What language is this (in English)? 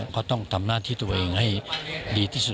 Thai